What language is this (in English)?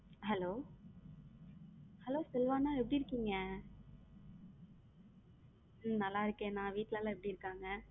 Tamil